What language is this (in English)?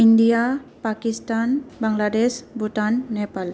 Bodo